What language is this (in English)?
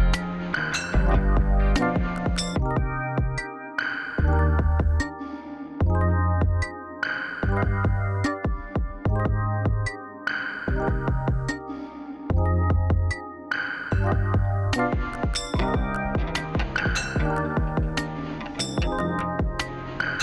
Portuguese